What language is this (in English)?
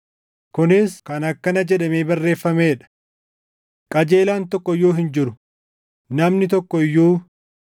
Oromo